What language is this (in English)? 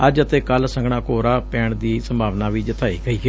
Punjabi